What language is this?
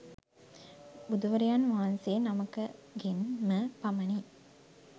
Sinhala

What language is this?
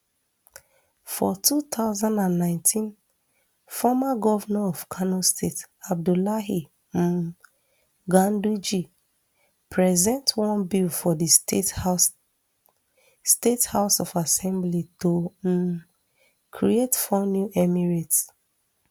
Nigerian Pidgin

